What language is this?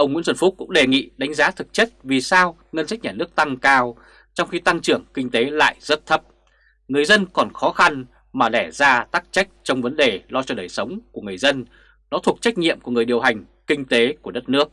Vietnamese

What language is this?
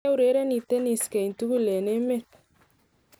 Kalenjin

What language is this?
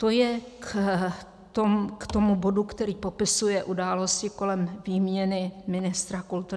Czech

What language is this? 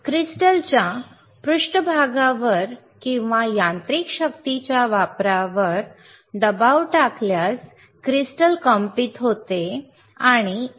Marathi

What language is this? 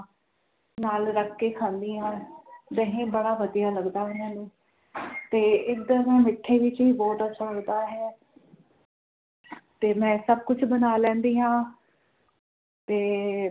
Punjabi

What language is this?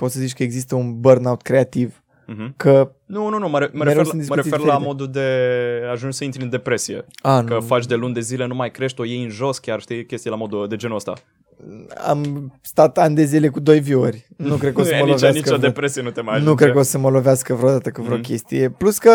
Romanian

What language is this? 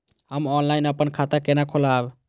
Maithili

